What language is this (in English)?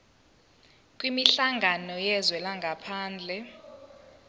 Zulu